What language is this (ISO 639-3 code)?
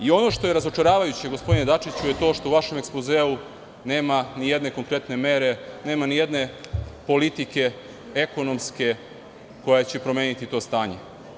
srp